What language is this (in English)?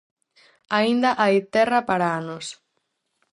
Galician